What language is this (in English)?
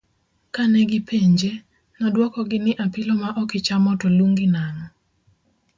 Luo (Kenya and Tanzania)